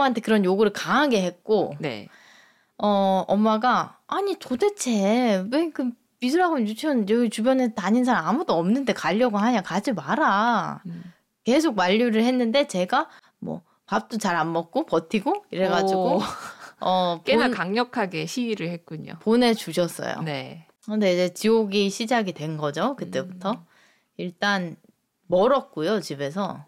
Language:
Korean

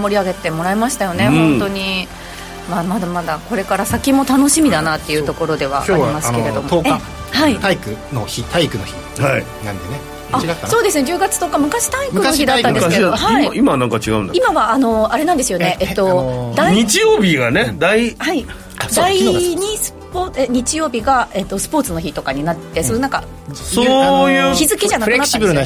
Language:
Japanese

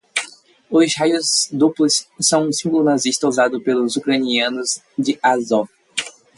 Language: Portuguese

